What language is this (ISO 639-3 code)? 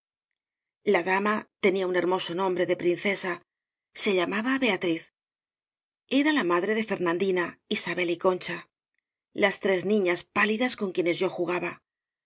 spa